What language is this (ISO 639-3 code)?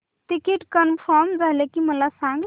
mar